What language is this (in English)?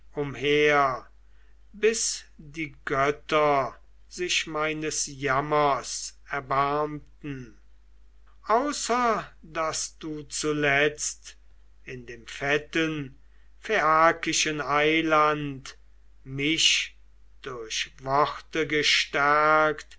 German